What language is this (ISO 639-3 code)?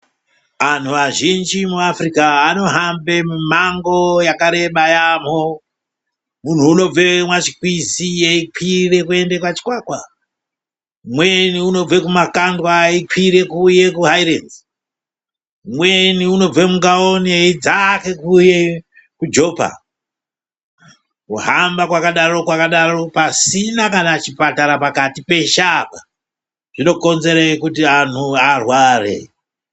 ndc